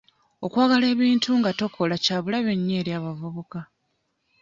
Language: Ganda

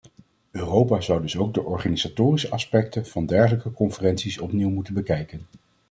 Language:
Dutch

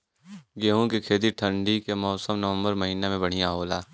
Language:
Bhojpuri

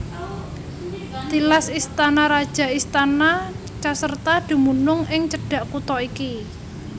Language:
Javanese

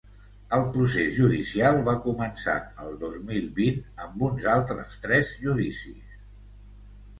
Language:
Catalan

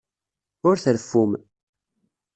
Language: Kabyle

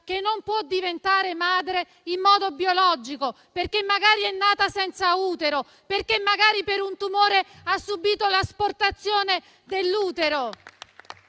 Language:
Italian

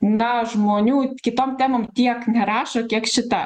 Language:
Lithuanian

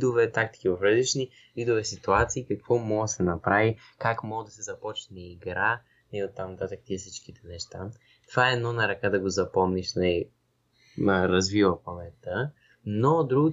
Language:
Bulgarian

